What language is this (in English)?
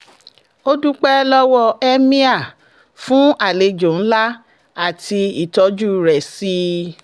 Yoruba